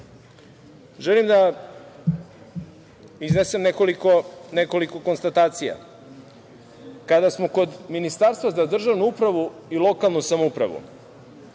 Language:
Serbian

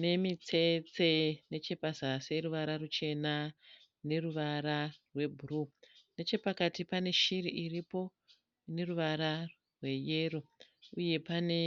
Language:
Shona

